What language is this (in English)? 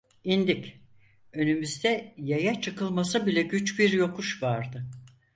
Turkish